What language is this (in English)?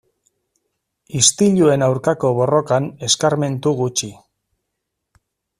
Basque